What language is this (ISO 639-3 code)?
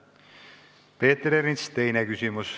est